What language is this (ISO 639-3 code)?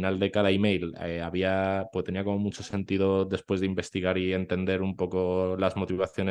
spa